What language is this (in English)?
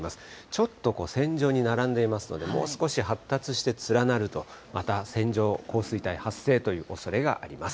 Japanese